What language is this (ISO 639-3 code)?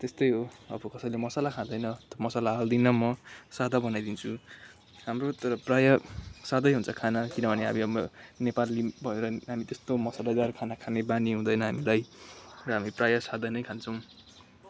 nep